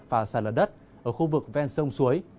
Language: Vietnamese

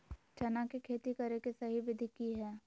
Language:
Magahi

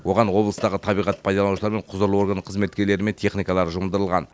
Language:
Kazakh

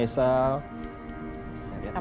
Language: Indonesian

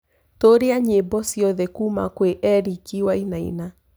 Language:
Kikuyu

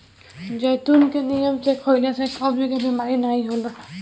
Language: Bhojpuri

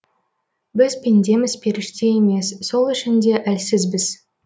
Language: Kazakh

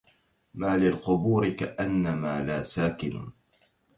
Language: Arabic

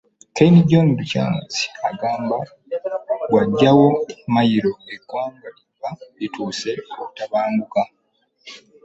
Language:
Ganda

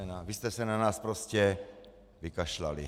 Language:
Czech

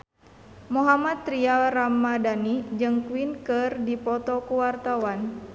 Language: Sundanese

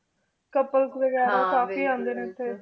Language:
Punjabi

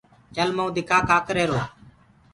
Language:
Gurgula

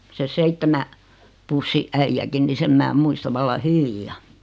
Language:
Finnish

